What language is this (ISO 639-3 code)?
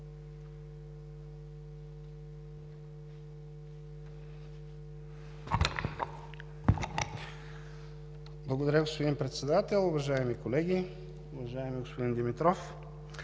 bul